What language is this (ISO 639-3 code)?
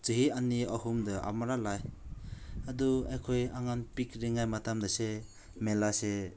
mni